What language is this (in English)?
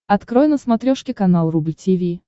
Russian